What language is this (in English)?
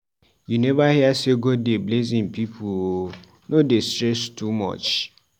Nigerian Pidgin